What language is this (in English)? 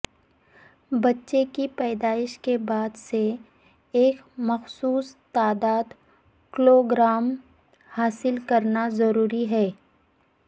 Urdu